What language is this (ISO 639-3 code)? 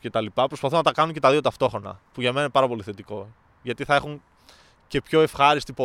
ell